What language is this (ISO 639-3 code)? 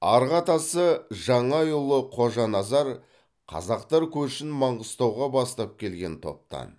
kaz